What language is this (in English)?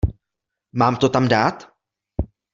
Czech